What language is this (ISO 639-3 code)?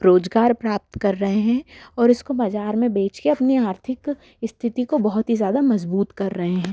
hin